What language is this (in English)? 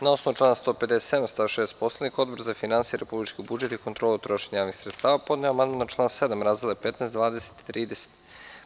Serbian